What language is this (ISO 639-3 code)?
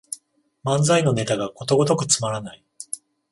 jpn